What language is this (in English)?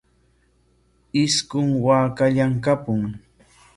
Corongo Ancash Quechua